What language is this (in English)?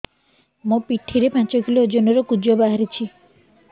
Odia